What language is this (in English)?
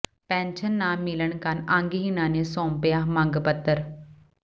Punjabi